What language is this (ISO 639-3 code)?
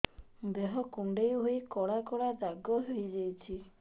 ori